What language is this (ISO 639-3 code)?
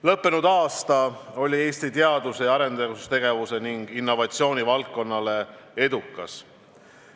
est